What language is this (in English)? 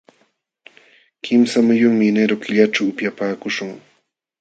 Jauja Wanca Quechua